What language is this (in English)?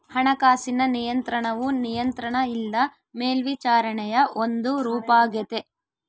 Kannada